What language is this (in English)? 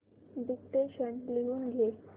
Marathi